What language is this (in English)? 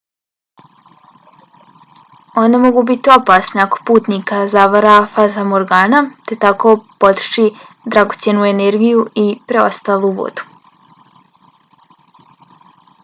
Bosnian